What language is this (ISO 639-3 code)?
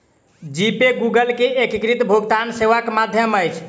mai